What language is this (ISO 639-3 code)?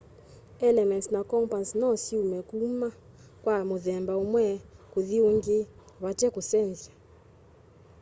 kam